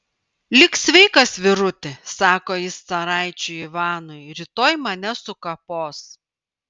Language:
Lithuanian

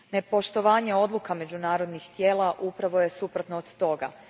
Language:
Croatian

